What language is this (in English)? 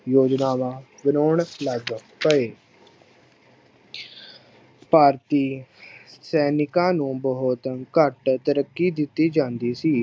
Punjabi